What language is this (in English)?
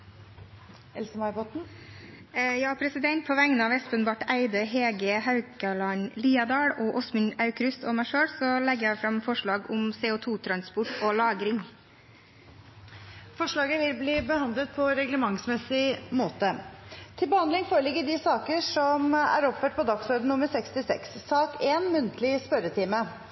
Norwegian Nynorsk